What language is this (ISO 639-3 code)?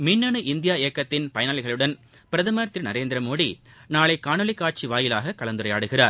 tam